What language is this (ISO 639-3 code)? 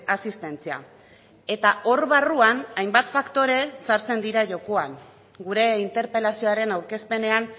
eus